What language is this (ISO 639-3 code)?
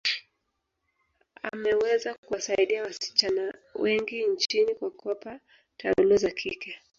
swa